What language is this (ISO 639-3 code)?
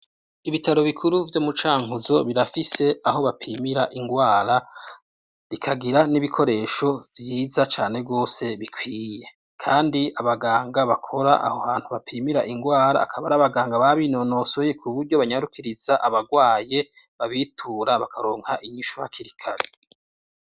run